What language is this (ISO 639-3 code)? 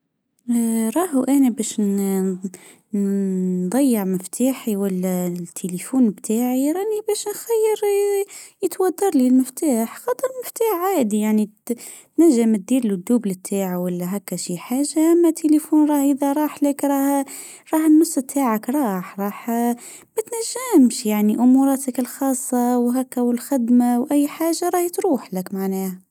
aeb